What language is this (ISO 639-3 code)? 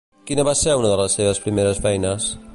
cat